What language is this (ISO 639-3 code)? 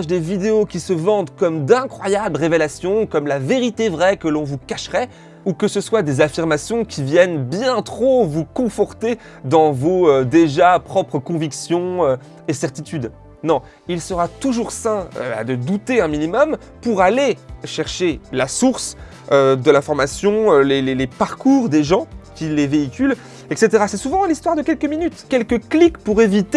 fra